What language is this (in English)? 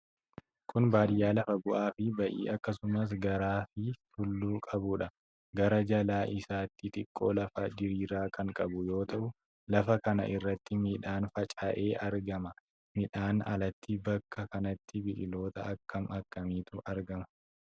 Oromo